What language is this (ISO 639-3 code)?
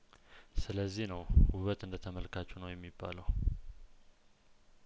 amh